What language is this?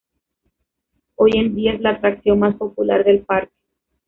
Spanish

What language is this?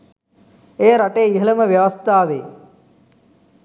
Sinhala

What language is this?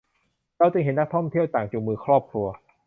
Thai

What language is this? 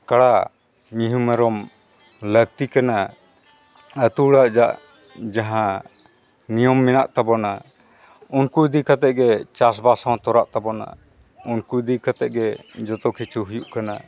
Santali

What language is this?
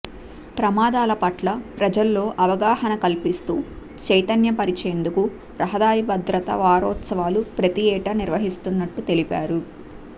Telugu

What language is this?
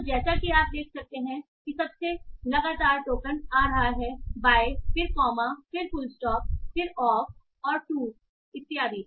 Hindi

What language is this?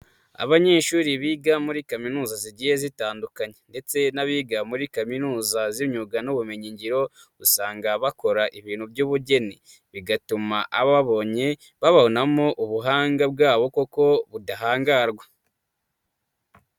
Kinyarwanda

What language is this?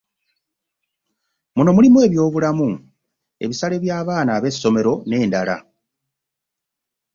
Ganda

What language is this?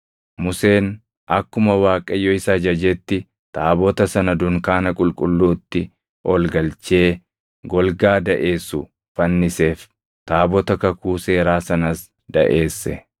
Oromo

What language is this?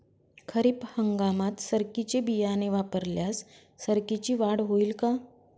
Marathi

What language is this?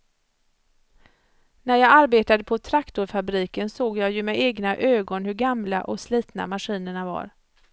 Swedish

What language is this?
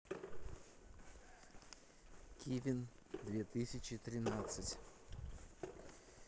Russian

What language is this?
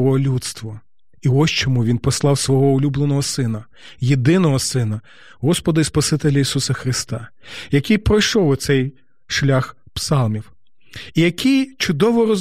Ukrainian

